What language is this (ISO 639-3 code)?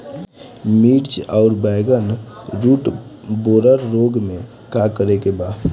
bho